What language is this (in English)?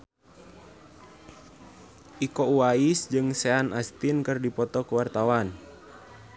Sundanese